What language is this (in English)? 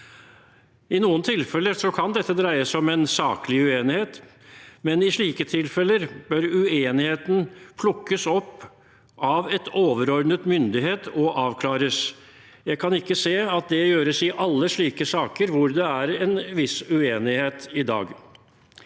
Norwegian